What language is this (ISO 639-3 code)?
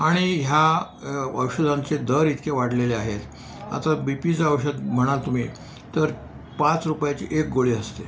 mar